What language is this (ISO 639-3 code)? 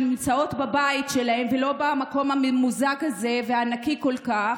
heb